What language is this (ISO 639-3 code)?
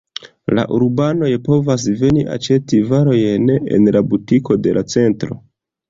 epo